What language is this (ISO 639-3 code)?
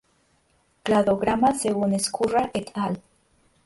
spa